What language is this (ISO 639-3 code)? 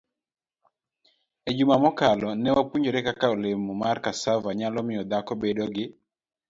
luo